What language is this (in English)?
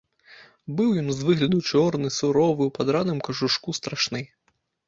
Belarusian